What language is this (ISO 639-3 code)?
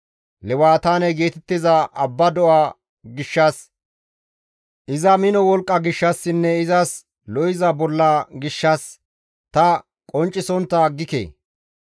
gmv